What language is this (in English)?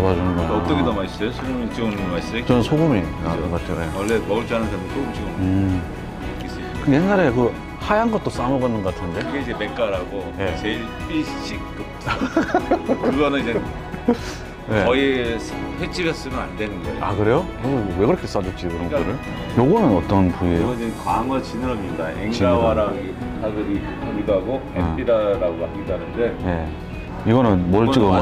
Korean